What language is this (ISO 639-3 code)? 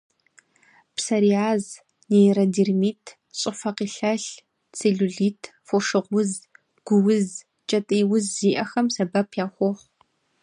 kbd